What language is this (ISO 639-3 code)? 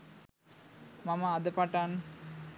sin